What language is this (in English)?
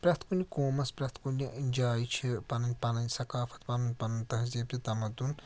Kashmiri